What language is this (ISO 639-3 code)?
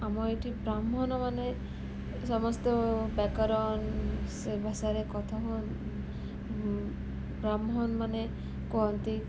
ori